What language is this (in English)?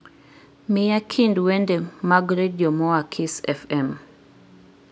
Luo (Kenya and Tanzania)